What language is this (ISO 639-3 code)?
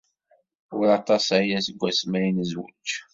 kab